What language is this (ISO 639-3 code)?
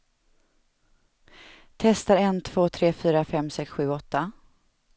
swe